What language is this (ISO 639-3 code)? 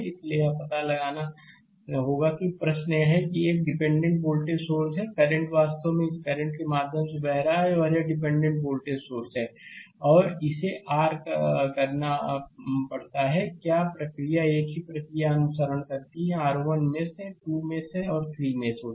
hin